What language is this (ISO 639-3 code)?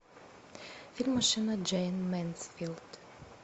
rus